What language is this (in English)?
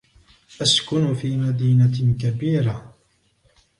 Arabic